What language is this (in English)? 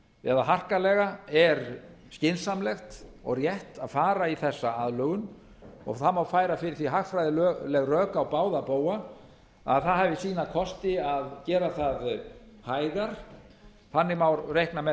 Icelandic